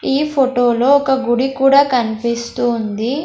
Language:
Telugu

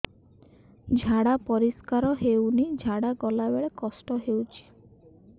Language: Odia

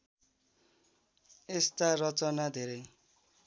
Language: Nepali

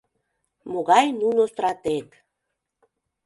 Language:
Mari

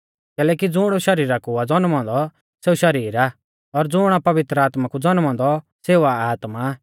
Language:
Mahasu Pahari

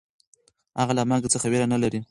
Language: Pashto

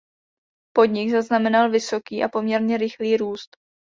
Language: Czech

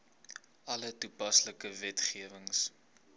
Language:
Afrikaans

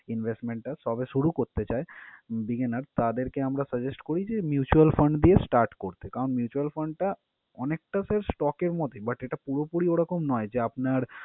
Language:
Bangla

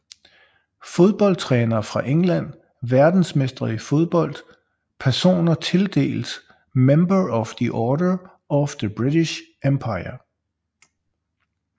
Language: Danish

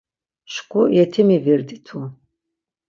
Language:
Laz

